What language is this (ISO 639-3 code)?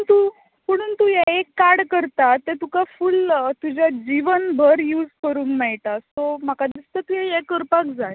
kok